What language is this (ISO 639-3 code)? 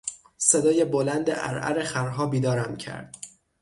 fas